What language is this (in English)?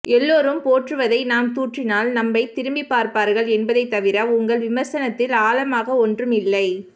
Tamil